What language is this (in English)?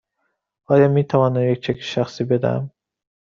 Persian